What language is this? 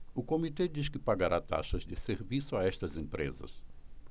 Portuguese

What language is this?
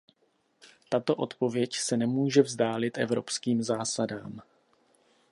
Czech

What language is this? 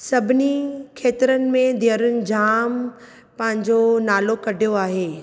Sindhi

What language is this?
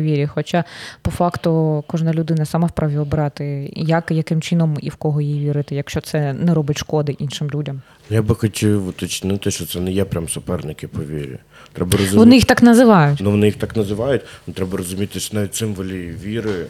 Ukrainian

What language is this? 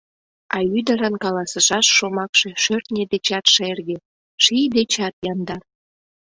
Mari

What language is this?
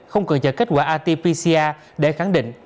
Vietnamese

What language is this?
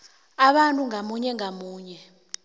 South Ndebele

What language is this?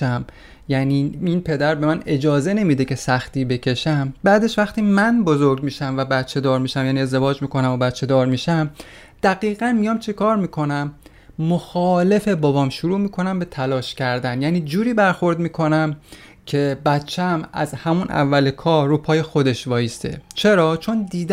Persian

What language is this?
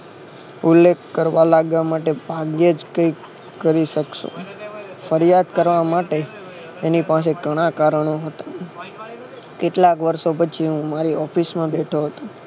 Gujarati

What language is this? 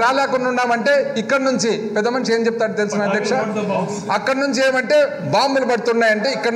Hindi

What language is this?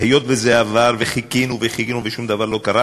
Hebrew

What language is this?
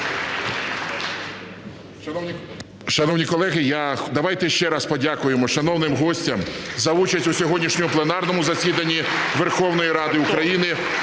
Ukrainian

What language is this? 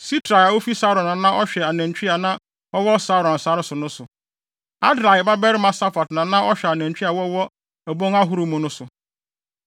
Akan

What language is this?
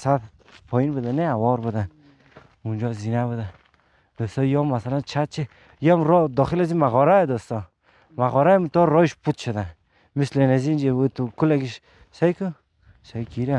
Persian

